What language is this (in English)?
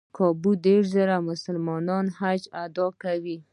Pashto